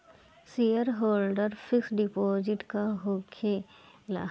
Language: Bhojpuri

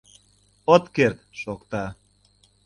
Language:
Mari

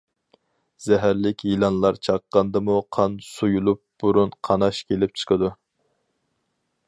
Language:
Uyghur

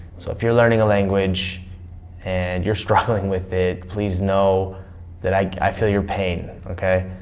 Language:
English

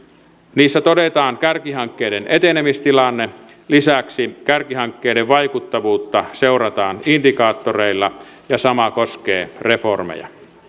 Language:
Finnish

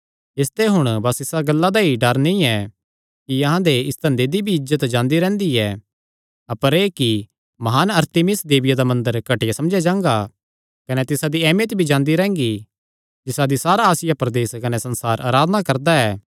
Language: Kangri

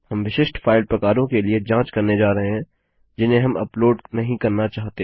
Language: Hindi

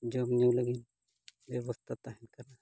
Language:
Santali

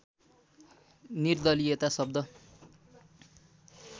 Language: Nepali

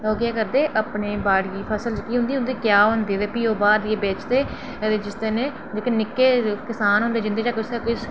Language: Dogri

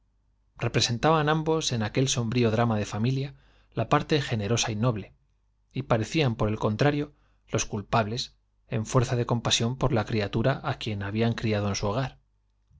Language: Spanish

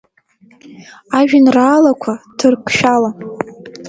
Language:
Abkhazian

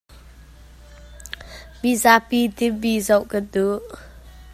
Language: Hakha Chin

